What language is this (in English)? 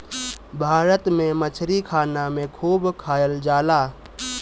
Bhojpuri